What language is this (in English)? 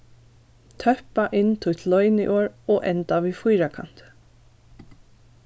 Faroese